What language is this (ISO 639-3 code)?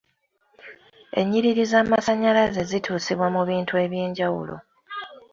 lug